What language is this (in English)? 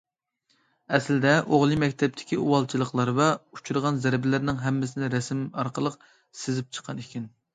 Uyghur